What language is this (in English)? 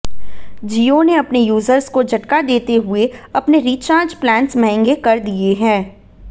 Hindi